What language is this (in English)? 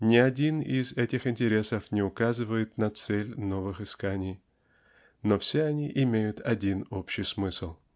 Russian